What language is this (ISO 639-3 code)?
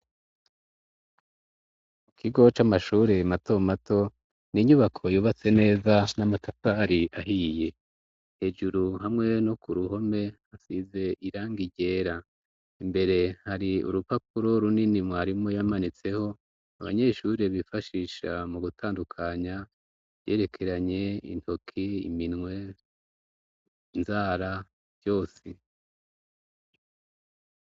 run